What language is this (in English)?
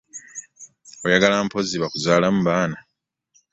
Ganda